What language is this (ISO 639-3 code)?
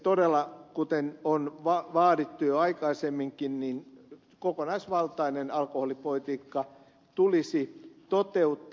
fin